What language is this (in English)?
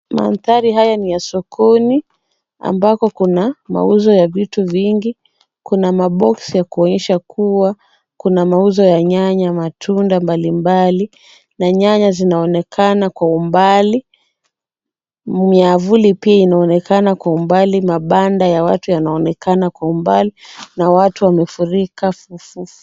Swahili